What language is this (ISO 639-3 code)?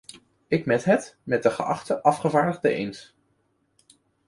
nld